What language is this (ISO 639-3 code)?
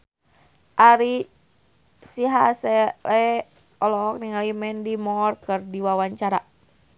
sun